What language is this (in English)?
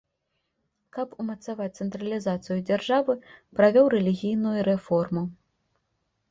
Belarusian